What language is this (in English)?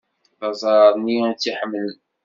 Kabyle